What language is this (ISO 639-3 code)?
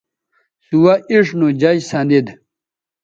btv